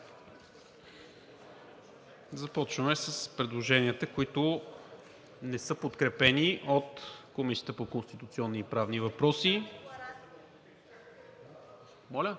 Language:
Bulgarian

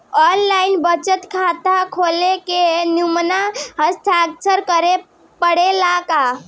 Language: Bhojpuri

